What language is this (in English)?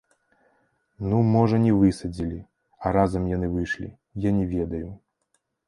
Belarusian